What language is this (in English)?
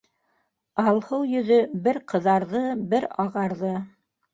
Bashkir